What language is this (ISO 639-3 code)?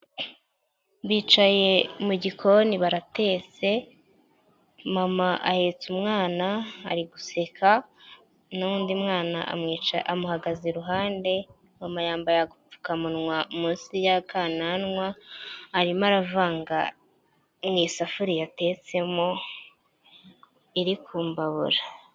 kin